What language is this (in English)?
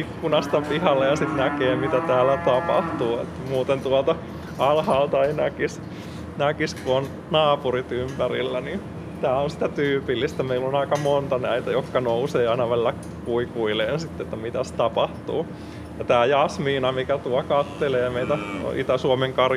Finnish